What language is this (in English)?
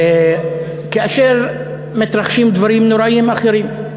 Hebrew